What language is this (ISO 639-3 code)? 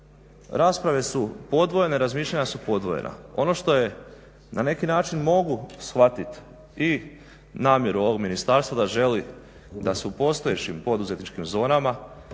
hrv